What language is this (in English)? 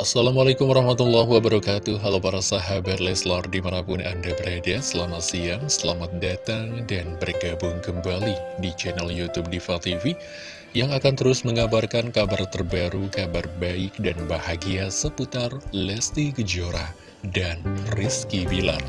Indonesian